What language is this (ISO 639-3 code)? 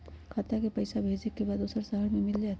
mag